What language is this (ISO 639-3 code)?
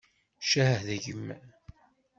kab